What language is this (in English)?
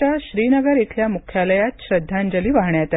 Marathi